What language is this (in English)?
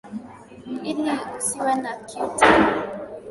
Swahili